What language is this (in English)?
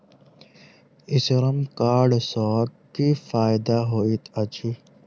Maithili